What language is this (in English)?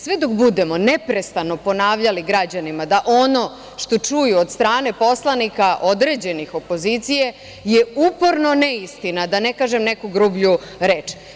Serbian